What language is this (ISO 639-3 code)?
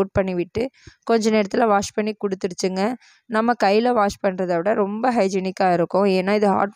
tam